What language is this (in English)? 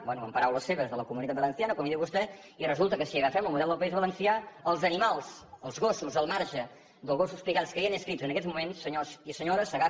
Catalan